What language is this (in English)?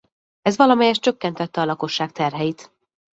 Hungarian